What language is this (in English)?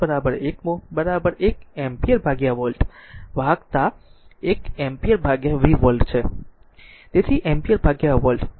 Gujarati